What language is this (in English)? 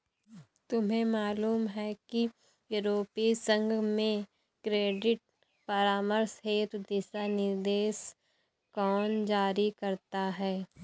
Hindi